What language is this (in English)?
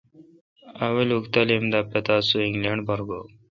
Kalkoti